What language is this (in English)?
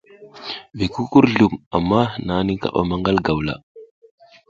South Giziga